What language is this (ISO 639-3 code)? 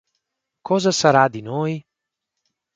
ita